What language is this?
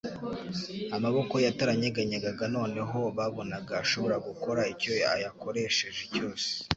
Kinyarwanda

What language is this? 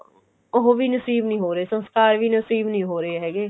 Punjabi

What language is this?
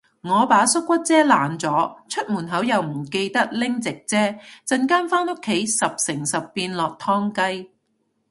Cantonese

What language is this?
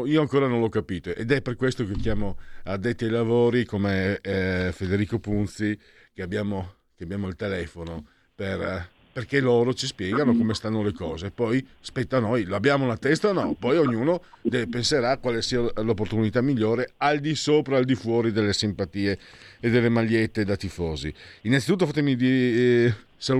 Italian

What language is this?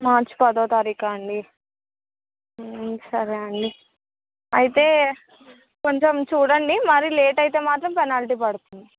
Telugu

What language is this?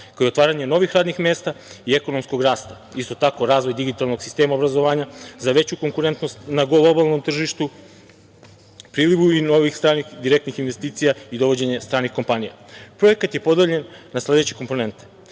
Serbian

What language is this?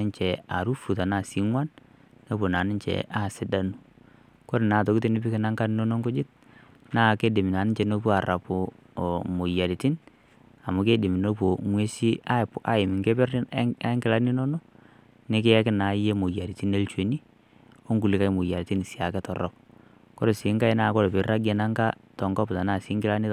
Masai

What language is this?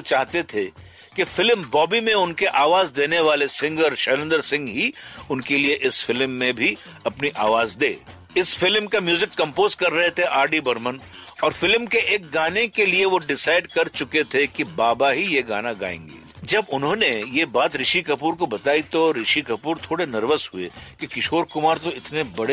Hindi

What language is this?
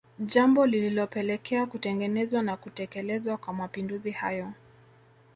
Swahili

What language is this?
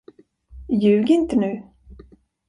Swedish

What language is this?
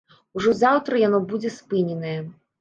Belarusian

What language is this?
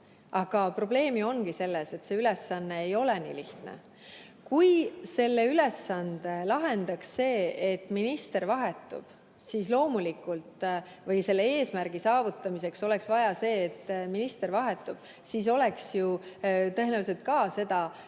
Estonian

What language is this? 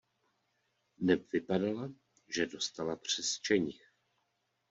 Czech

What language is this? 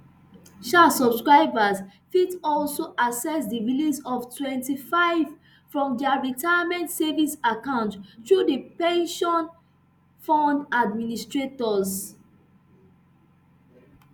Nigerian Pidgin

